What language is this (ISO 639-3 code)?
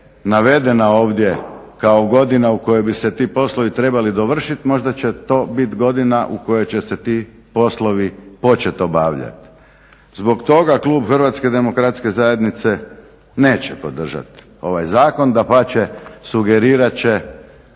hrv